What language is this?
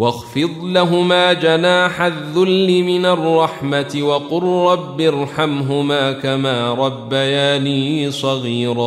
Arabic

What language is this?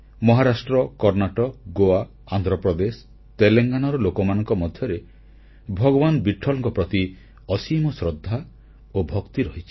Odia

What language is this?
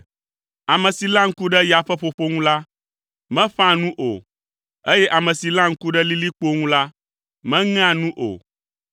Ewe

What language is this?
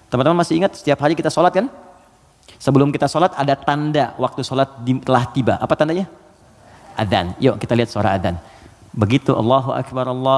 Indonesian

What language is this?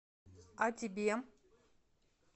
Russian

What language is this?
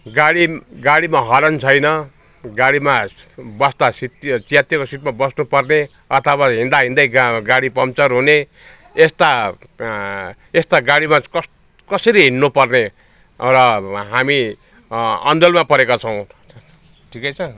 Nepali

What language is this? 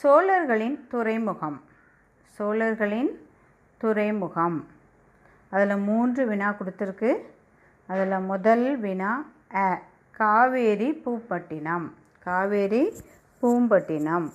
Tamil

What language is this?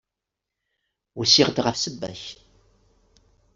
Kabyle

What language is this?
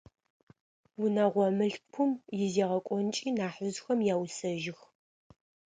Adyghe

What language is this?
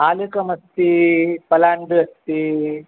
Sanskrit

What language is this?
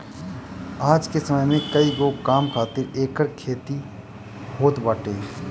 Bhojpuri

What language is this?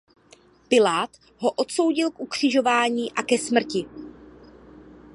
Czech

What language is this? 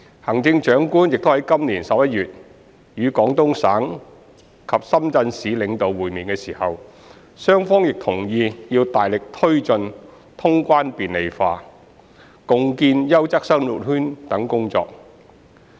Cantonese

